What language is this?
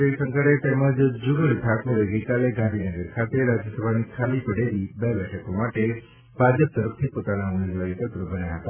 Gujarati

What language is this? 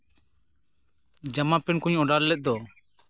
Santali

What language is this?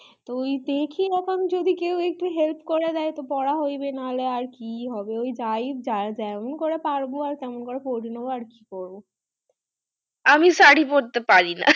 Bangla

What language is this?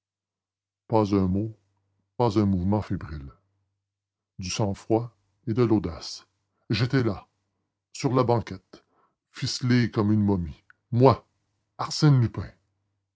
French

